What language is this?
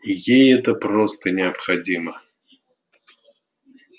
Russian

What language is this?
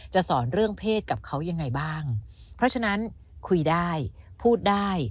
Thai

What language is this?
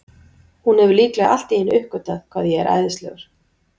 Icelandic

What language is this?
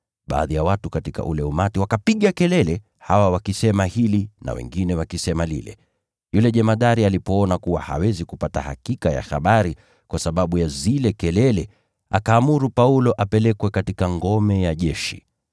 Swahili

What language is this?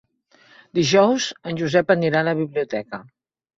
Catalan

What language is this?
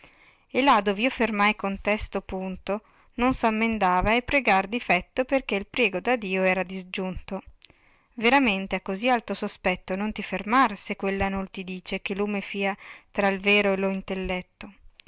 Italian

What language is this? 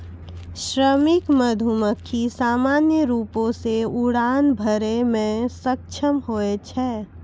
Maithili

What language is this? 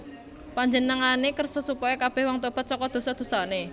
Javanese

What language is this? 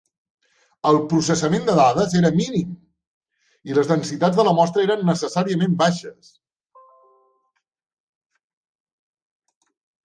Catalan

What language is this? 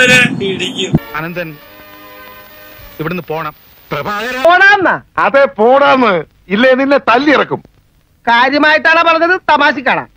Malayalam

